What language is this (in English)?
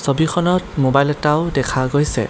Assamese